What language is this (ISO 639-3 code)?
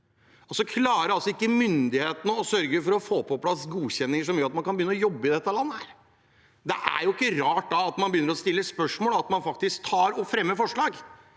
nor